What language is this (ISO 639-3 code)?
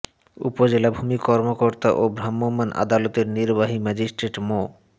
ben